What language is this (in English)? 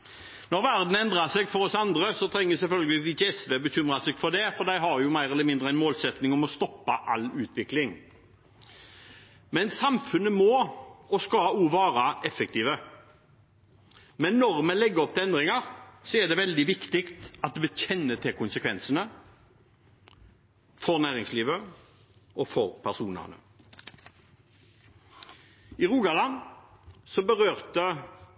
Norwegian Bokmål